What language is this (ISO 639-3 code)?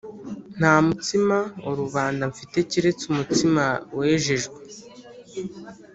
kin